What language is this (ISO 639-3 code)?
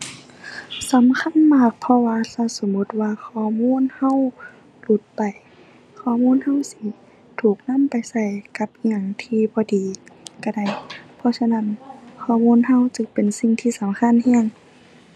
tha